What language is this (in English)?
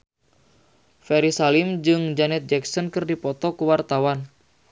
Sundanese